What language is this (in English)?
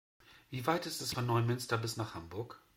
German